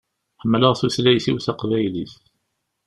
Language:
Kabyle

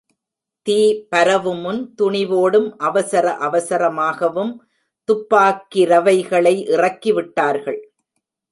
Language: Tamil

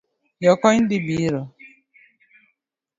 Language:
Luo (Kenya and Tanzania)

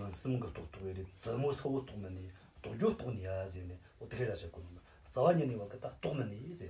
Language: Romanian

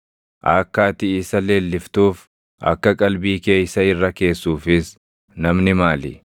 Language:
Oromo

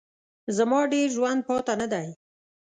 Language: Pashto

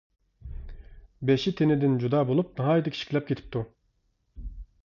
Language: Uyghur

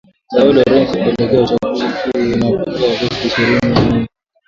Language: Swahili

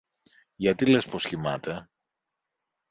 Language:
Greek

